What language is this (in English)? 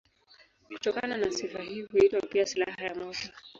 Swahili